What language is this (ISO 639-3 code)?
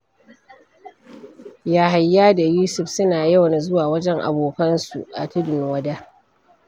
hau